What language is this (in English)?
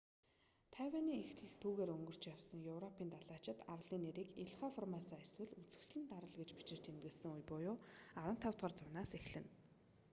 Mongolian